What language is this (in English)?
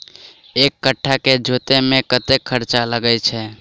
Maithili